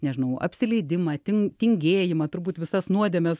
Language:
Lithuanian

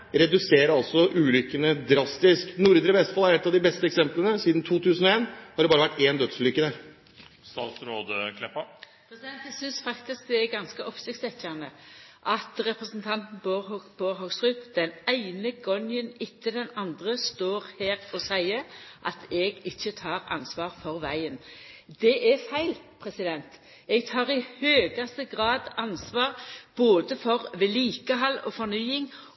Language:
Norwegian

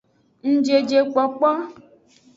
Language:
Aja (Benin)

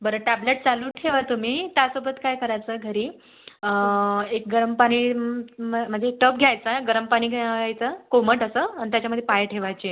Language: Marathi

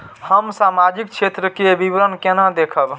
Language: Maithili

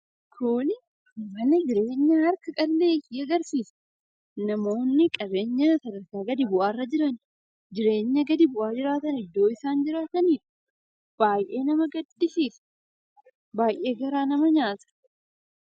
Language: Oromo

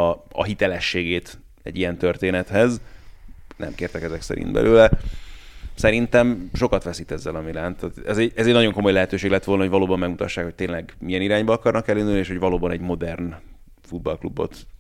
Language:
Hungarian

